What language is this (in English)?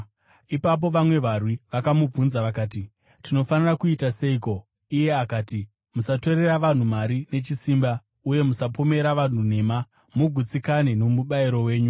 Shona